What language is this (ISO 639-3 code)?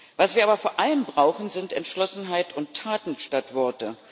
deu